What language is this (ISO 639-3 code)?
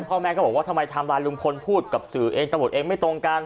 tha